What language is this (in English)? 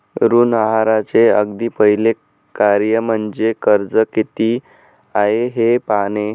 Marathi